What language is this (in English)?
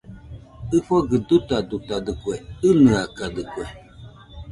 Nüpode Huitoto